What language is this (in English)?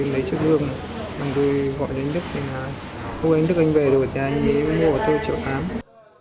Vietnamese